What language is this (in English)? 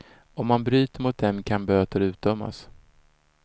Swedish